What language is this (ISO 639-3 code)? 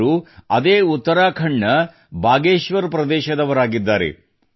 kan